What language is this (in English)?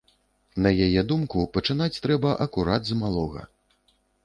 Belarusian